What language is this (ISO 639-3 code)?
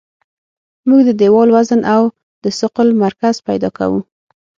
pus